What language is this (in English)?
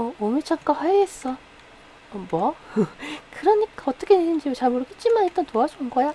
Korean